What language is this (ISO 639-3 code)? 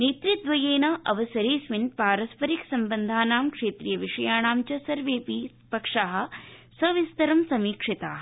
san